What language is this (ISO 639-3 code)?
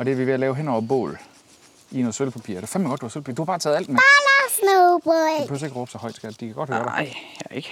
dan